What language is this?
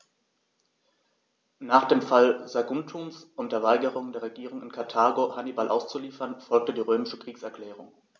German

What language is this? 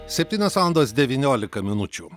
Lithuanian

